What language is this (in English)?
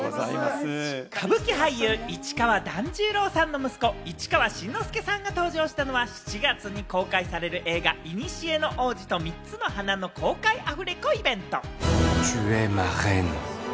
Japanese